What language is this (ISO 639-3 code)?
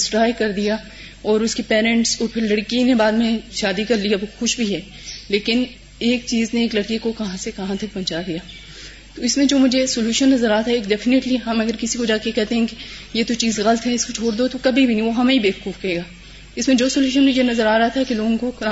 urd